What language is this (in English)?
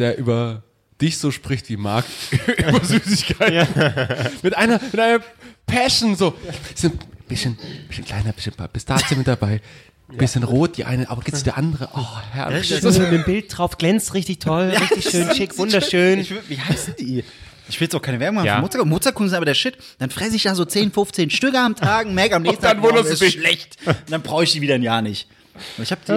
German